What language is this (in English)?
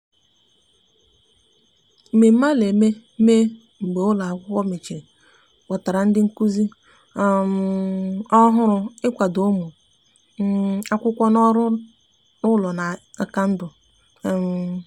Igbo